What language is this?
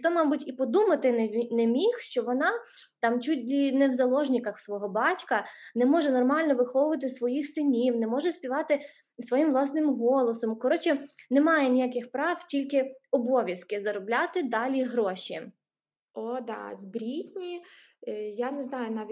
Ukrainian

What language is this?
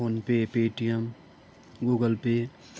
Nepali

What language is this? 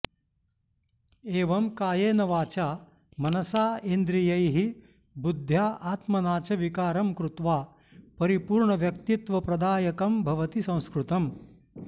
Sanskrit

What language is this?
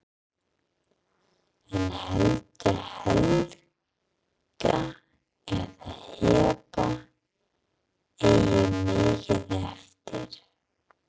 Icelandic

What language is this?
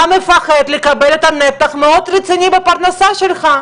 Hebrew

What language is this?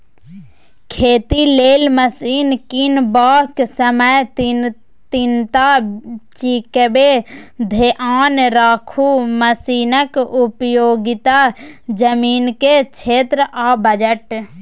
Maithili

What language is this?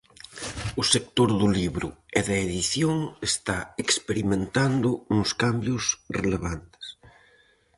Galician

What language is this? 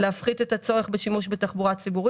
Hebrew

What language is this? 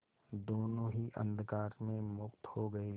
Hindi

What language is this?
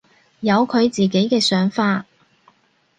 Cantonese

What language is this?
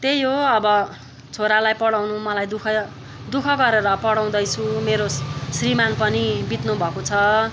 Nepali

